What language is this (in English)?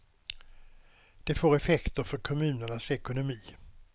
Swedish